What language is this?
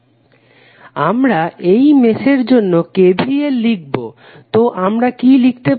Bangla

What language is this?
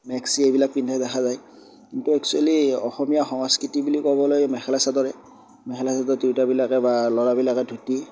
Assamese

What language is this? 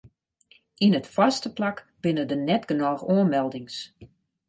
Western Frisian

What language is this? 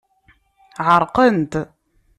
Kabyle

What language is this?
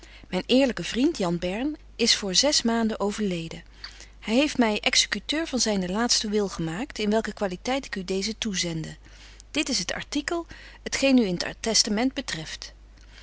Dutch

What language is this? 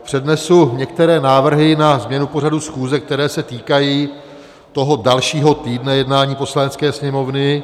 Czech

